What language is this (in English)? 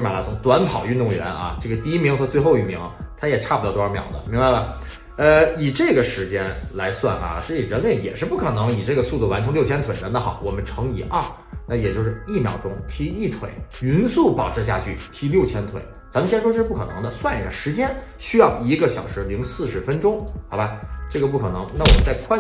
Chinese